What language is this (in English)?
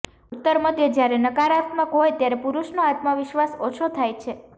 Gujarati